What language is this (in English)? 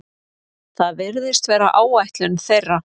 Icelandic